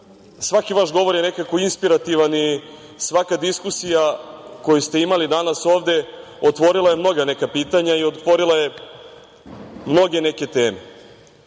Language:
Serbian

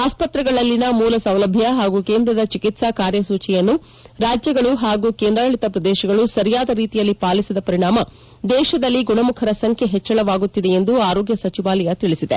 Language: Kannada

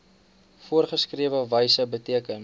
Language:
Afrikaans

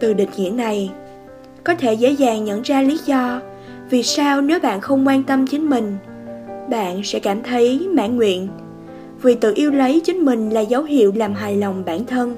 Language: Vietnamese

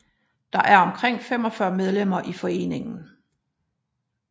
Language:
Danish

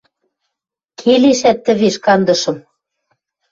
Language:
Western Mari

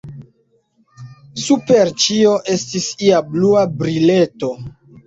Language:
Esperanto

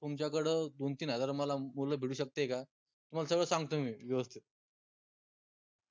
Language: Marathi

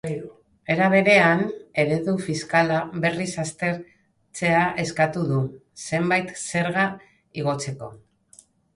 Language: Basque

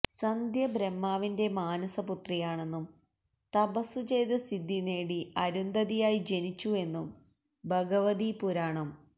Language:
Malayalam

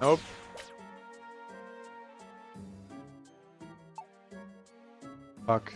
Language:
German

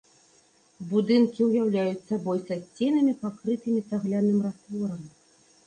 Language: Belarusian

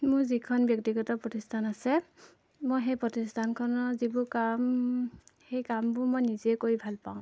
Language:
Assamese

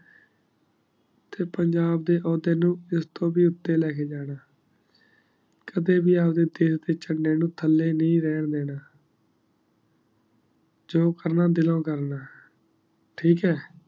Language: Punjabi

